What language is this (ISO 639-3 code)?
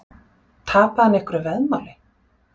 isl